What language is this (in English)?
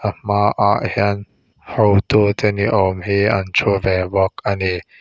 Mizo